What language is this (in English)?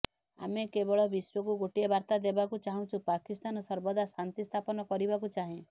Odia